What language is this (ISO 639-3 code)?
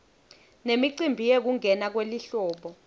ssw